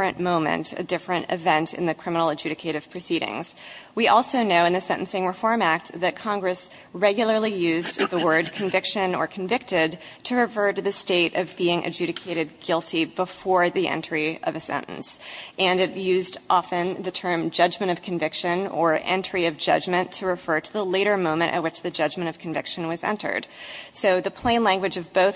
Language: English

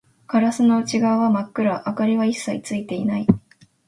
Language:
Japanese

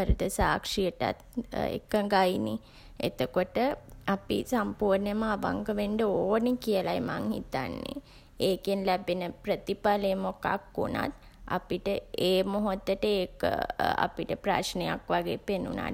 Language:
Sinhala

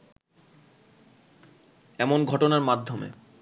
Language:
Bangla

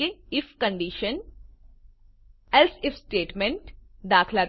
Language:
Gujarati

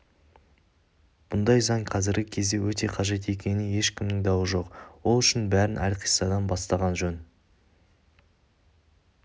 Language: Kazakh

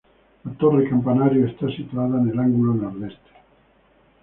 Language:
Spanish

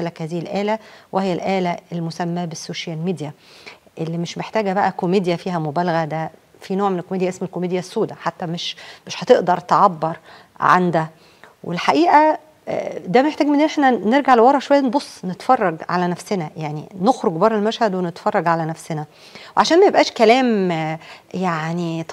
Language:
Arabic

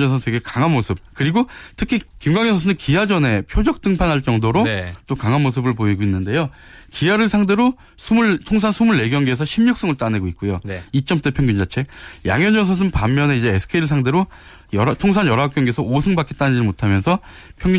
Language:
Korean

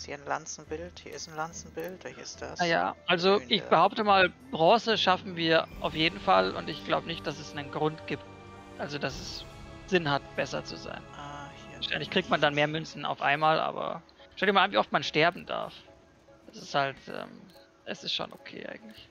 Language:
German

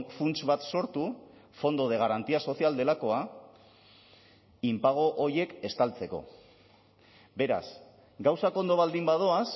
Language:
Basque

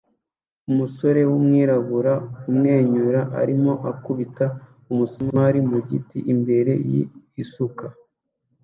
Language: Kinyarwanda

